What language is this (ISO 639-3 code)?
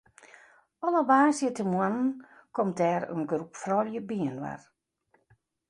fry